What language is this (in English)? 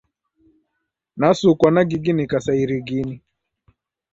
Taita